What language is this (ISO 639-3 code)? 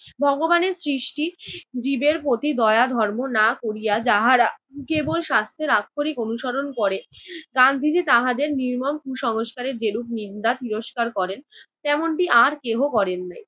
ben